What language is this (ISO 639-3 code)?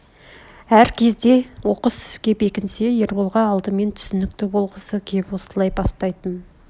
kaz